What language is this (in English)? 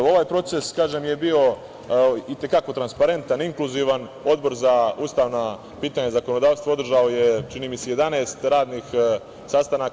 Serbian